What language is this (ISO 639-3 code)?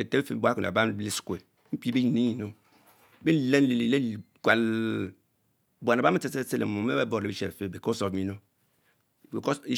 mfo